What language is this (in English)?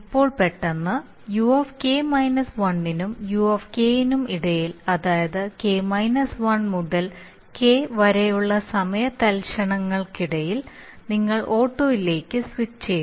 Malayalam